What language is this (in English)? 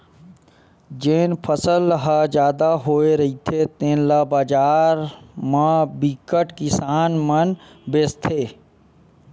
Chhattisgarhi